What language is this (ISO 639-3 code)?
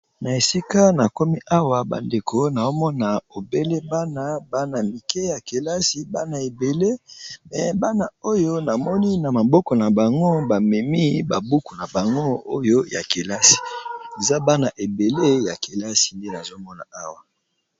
lin